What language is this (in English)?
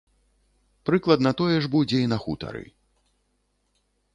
Belarusian